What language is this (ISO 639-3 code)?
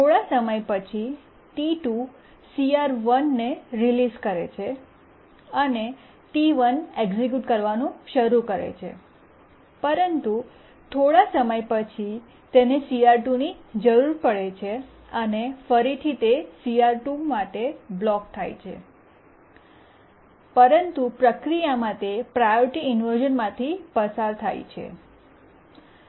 guj